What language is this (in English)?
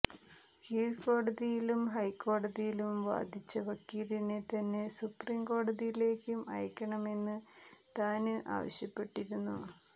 Malayalam